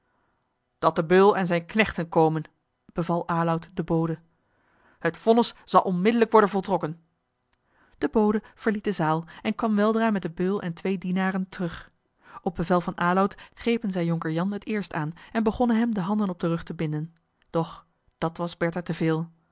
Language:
Dutch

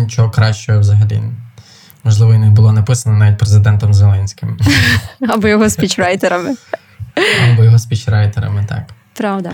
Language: Ukrainian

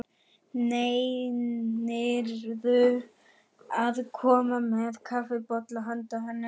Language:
Icelandic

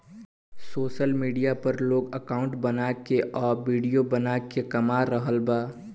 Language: Bhojpuri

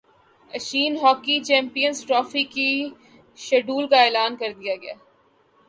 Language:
Urdu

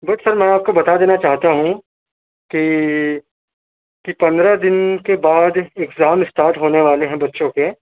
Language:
Urdu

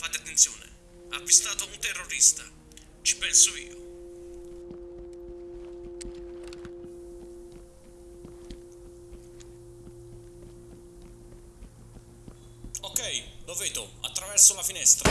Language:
Italian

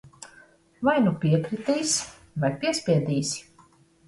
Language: Latvian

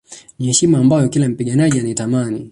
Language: Swahili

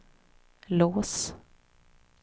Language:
Swedish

